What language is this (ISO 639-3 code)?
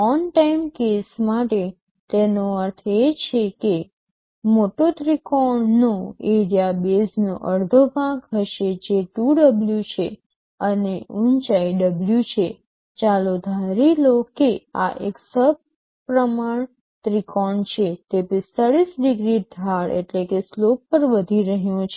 guj